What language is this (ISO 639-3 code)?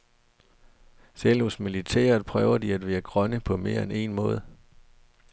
dan